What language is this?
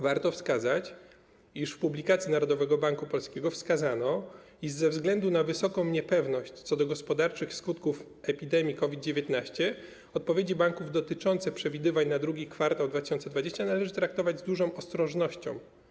Polish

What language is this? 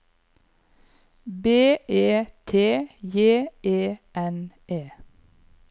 Norwegian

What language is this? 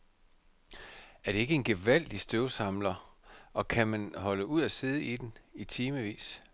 Danish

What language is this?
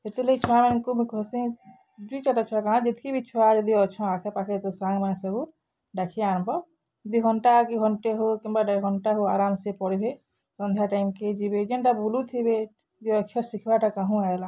Odia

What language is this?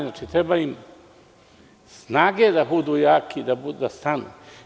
Serbian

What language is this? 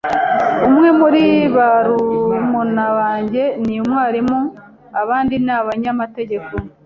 Kinyarwanda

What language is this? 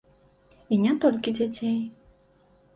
Belarusian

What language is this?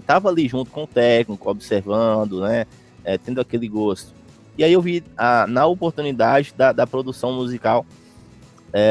Portuguese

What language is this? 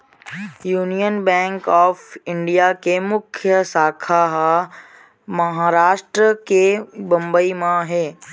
Chhattisgarhi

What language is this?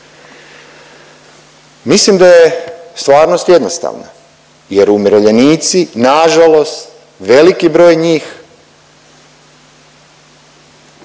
Croatian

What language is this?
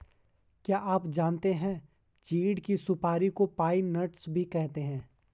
Hindi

